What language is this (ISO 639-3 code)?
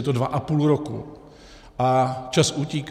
ces